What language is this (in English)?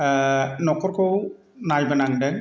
Bodo